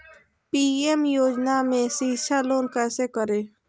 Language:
Magahi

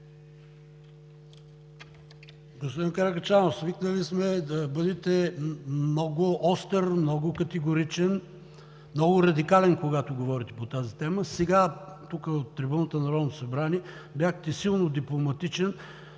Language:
Bulgarian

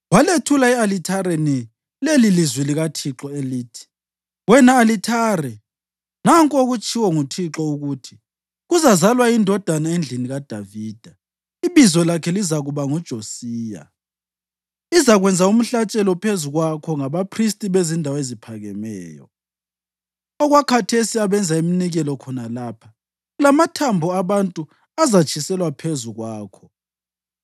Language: North Ndebele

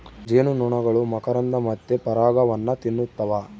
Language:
Kannada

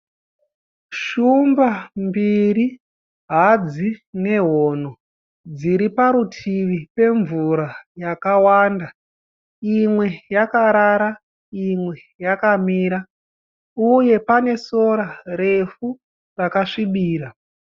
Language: Shona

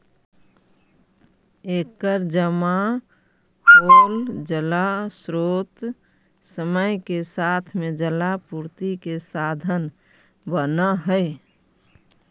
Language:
Magahi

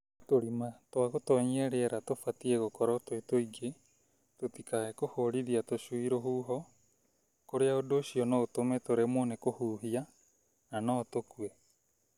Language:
Kikuyu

